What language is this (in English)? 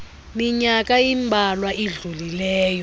Xhosa